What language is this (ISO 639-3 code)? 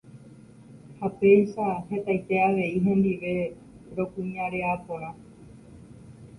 grn